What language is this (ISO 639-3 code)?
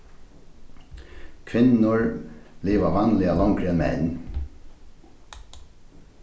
fao